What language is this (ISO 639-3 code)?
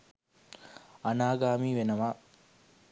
sin